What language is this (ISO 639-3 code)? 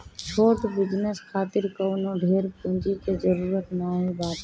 bho